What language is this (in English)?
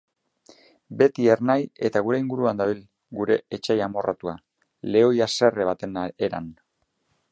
Basque